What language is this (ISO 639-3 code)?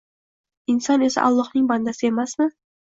uzb